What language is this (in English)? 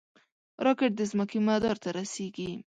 Pashto